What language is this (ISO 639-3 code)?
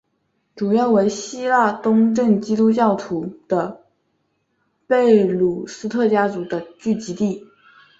zho